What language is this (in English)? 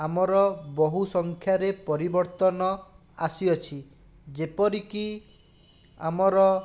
Odia